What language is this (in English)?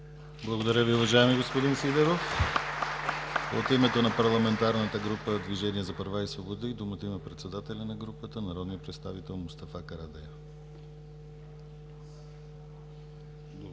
Bulgarian